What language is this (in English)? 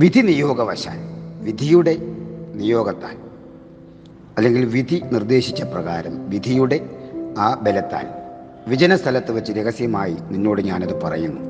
Malayalam